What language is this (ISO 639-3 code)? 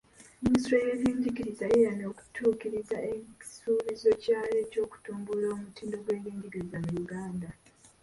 lug